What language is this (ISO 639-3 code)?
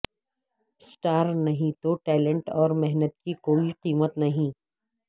urd